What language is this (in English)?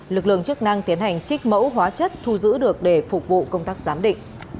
Vietnamese